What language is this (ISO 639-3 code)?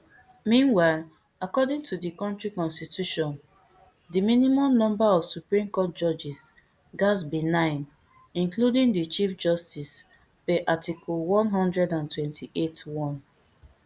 pcm